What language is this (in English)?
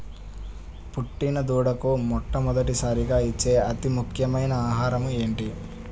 Telugu